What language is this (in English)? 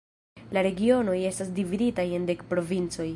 Esperanto